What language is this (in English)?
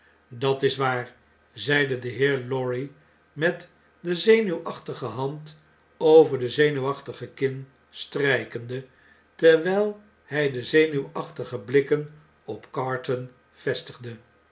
Dutch